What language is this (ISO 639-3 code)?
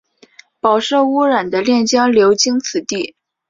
zho